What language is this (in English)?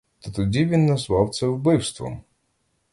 Ukrainian